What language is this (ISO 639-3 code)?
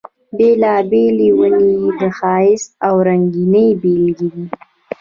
pus